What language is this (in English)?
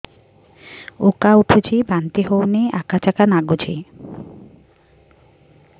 Odia